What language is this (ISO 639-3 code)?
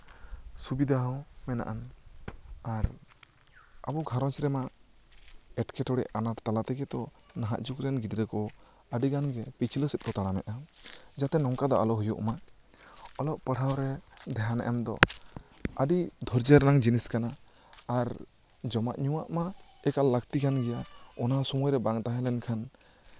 sat